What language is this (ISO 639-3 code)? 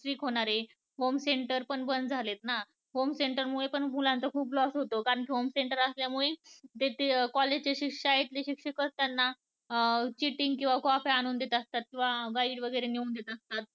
mar